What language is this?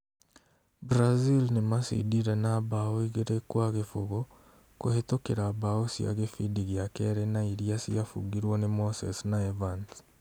Kikuyu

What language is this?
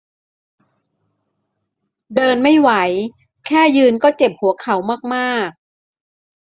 Thai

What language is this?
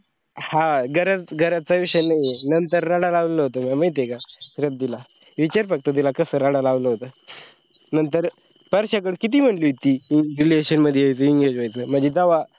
Marathi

